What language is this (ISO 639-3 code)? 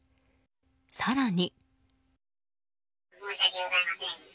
jpn